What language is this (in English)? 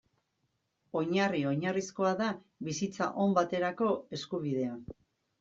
Basque